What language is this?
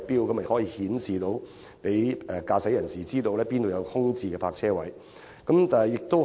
Cantonese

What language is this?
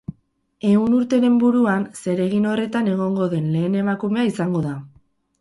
Basque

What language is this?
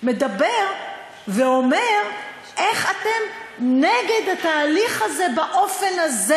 Hebrew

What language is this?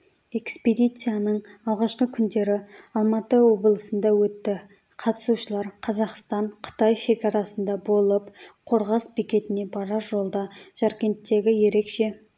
Kazakh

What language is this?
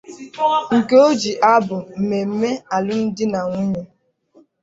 Igbo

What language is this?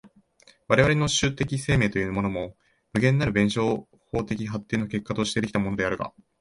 Japanese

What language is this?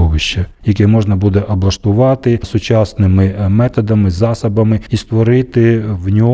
Ukrainian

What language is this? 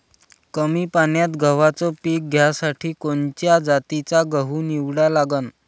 Marathi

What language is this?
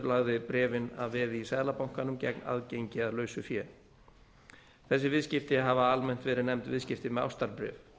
Icelandic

